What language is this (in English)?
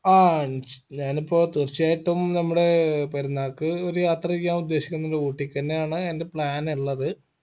Malayalam